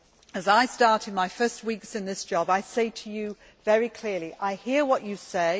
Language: English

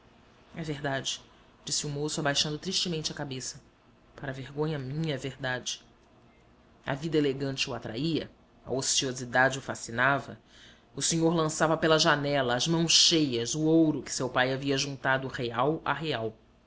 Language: Portuguese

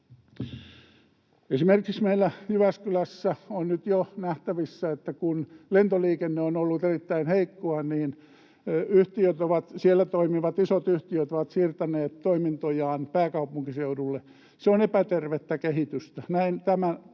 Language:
Finnish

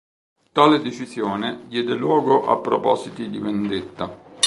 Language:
Italian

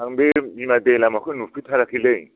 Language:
Bodo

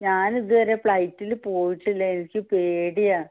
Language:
Malayalam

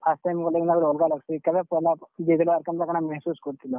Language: Odia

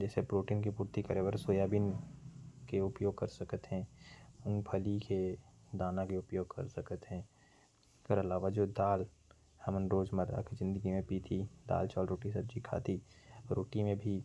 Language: Korwa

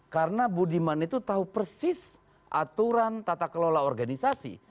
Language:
Indonesian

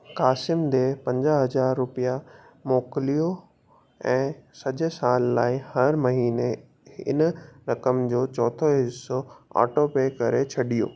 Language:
Sindhi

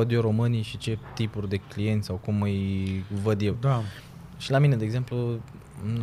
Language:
Romanian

